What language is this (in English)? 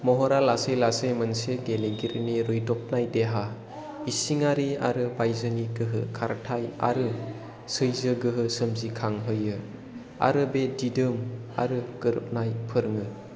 Bodo